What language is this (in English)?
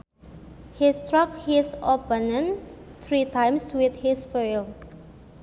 Sundanese